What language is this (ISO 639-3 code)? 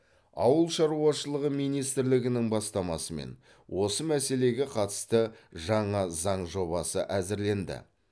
kaz